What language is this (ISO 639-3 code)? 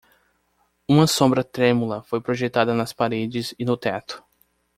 por